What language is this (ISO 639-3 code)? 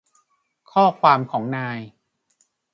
tha